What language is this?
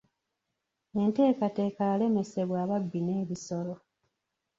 Ganda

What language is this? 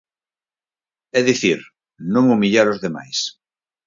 Galician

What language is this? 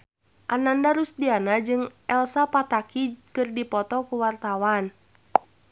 Sundanese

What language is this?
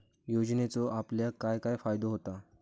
Marathi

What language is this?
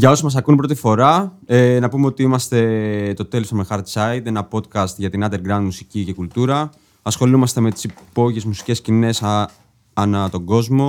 Greek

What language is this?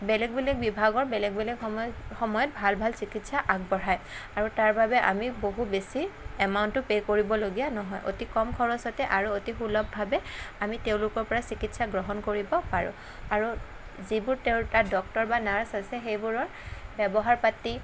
Assamese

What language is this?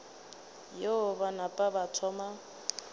Northern Sotho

